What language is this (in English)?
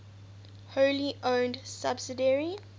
English